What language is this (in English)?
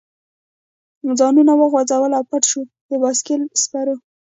Pashto